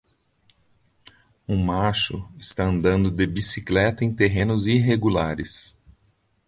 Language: Portuguese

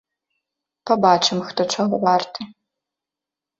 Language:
Belarusian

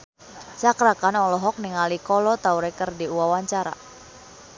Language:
Sundanese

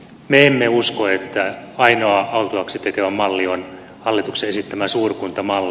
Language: Finnish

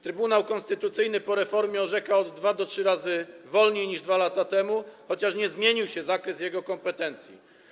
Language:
Polish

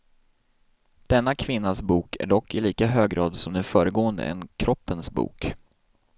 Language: Swedish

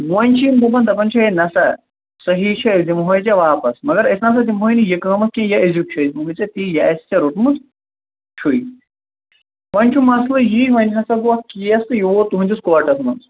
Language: Kashmiri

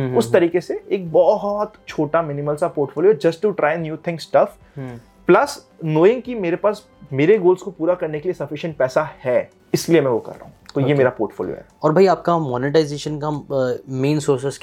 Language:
Hindi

